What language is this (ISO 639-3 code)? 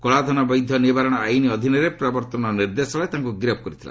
ori